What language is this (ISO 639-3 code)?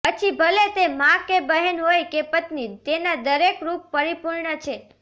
guj